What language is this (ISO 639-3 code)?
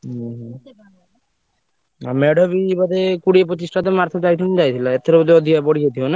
ori